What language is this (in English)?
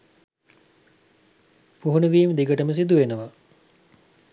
Sinhala